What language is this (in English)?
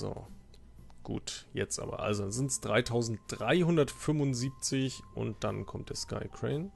German